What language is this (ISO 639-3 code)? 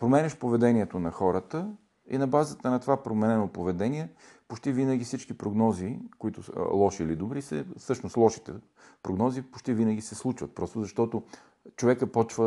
bul